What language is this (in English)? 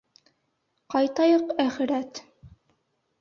Bashkir